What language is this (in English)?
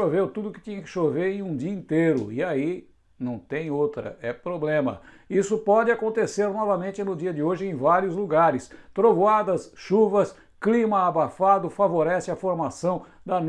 Portuguese